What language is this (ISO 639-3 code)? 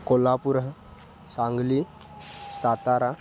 san